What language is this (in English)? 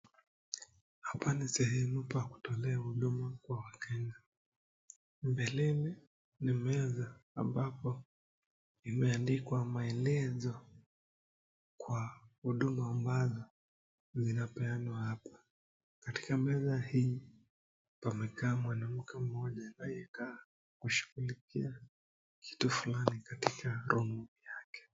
Swahili